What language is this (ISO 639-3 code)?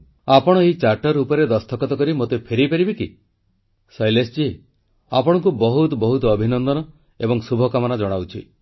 ori